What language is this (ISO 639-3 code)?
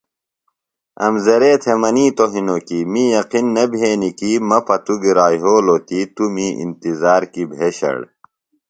phl